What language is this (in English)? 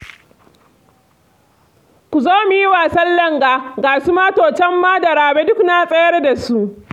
Hausa